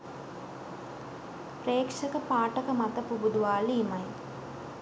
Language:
Sinhala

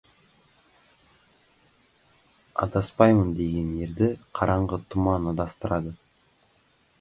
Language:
Kazakh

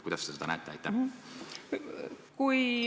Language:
Estonian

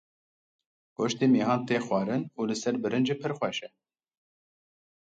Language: Kurdish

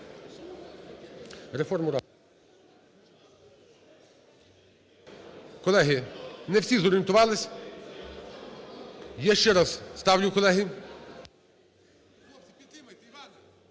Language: Ukrainian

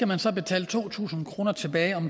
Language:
Danish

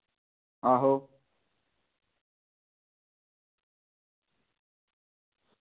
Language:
Dogri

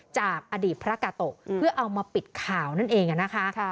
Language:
Thai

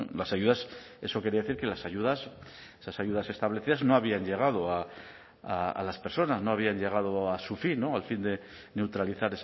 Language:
Spanish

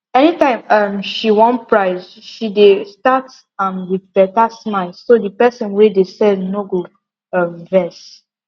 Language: Nigerian Pidgin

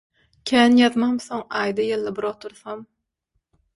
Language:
Turkmen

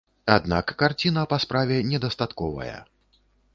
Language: Belarusian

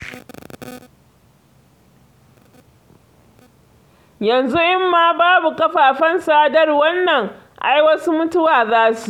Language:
Hausa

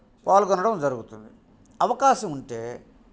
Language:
Telugu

